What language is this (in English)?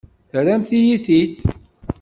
Kabyle